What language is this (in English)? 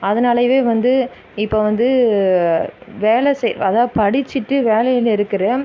Tamil